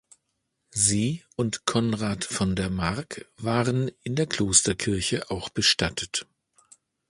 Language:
German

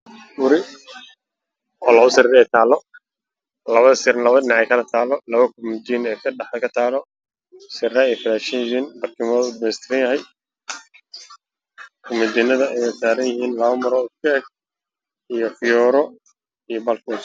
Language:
Somali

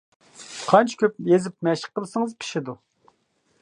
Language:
Uyghur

